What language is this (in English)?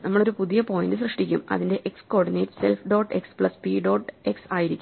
Malayalam